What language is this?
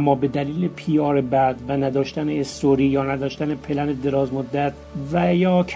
Persian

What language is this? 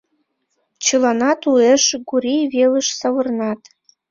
Mari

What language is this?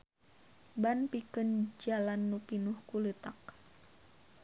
Sundanese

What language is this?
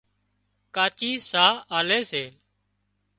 Wadiyara Koli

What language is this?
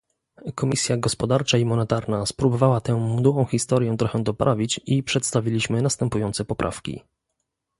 Polish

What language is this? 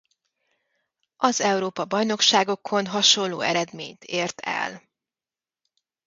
Hungarian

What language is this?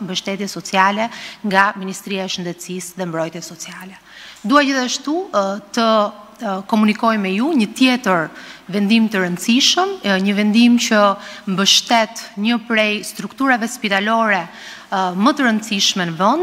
Romanian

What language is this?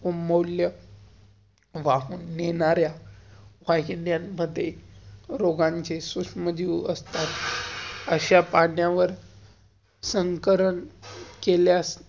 Marathi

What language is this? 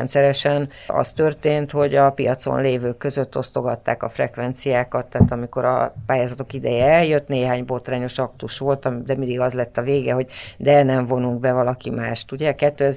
Hungarian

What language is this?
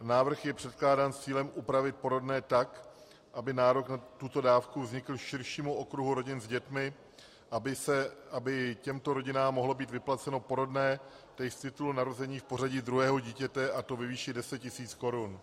Czech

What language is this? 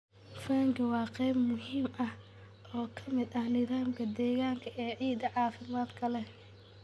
Somali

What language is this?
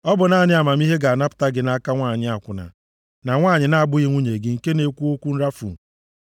Igbo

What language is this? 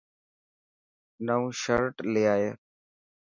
Dhatki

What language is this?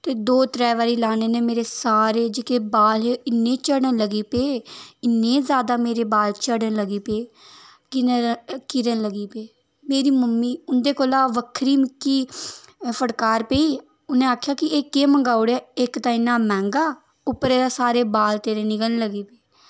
Dogri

